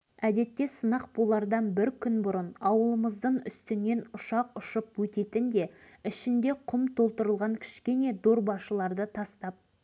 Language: Kazakh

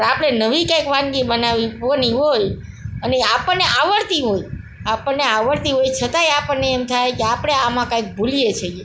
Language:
Gujarati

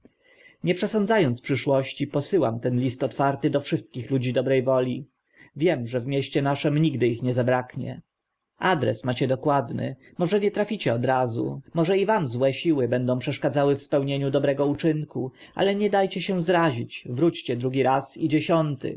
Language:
Polish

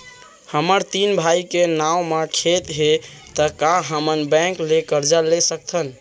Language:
Chhattisgarhi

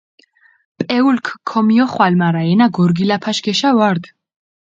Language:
Mingrelian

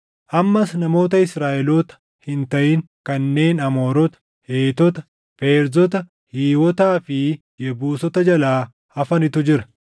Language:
Oromo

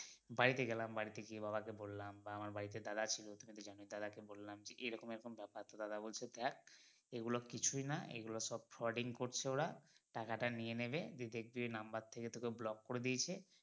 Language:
Bangla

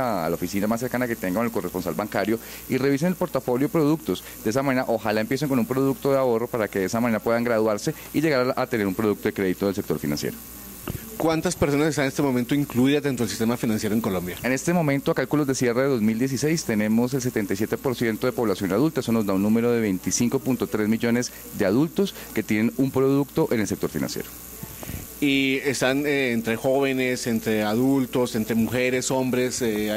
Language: Spanish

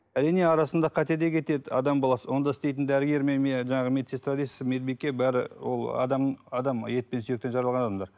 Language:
Kazakh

